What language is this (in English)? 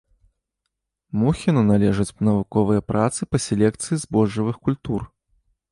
Belarusian